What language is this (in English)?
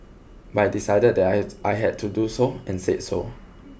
English